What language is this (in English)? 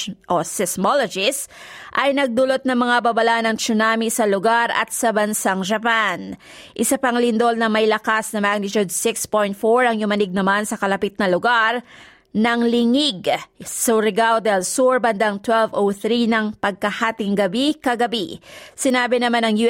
Filipino